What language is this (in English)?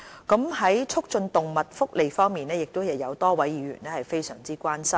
Cantonese